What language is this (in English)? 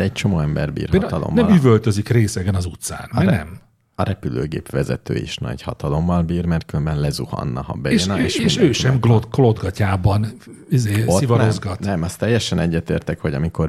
Hungarian